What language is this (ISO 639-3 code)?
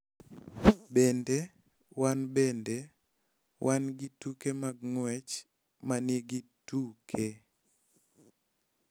luo